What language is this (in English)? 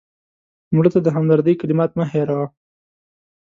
Pashto